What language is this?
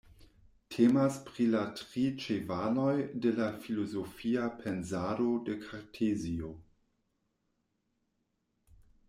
Esperanto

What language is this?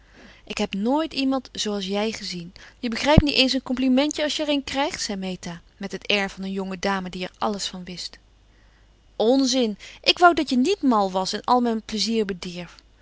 Dutch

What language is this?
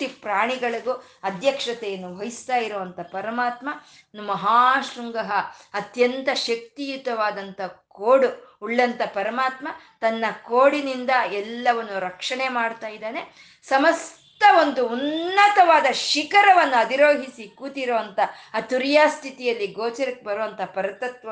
Kannada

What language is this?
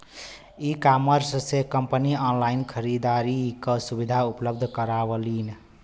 Bhojpuri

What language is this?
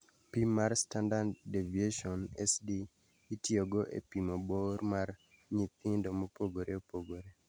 Luo (Kenya and Tanzania)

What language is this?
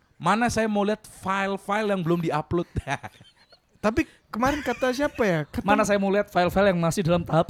Indonesian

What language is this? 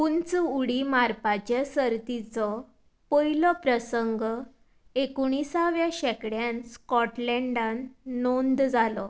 Konkani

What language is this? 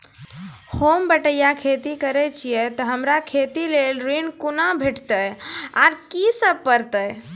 Maithili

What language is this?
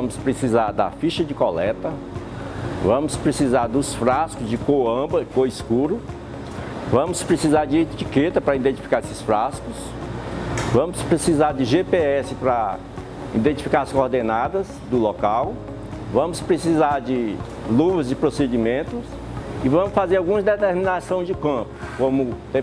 Portuguese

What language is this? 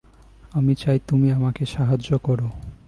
Bangla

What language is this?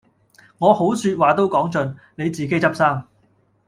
Cantonese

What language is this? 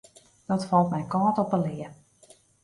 Western Frisian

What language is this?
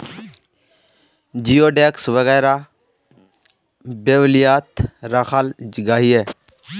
Magahi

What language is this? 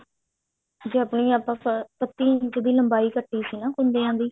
Punjabi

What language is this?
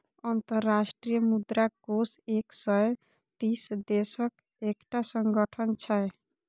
Maithili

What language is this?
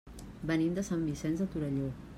Catalan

